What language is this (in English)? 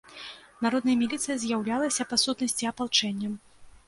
Belarusian